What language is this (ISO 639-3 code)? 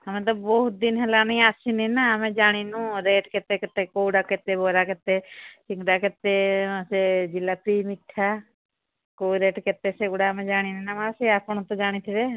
ori